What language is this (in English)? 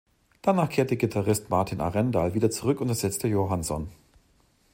German